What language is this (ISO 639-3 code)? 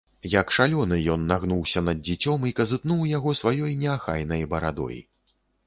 bel